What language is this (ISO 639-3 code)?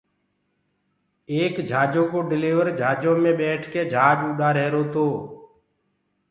ggg